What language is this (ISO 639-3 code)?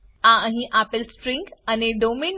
guj